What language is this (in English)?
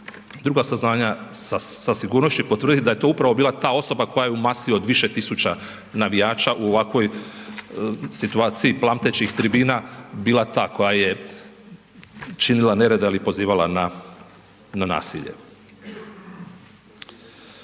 Croatian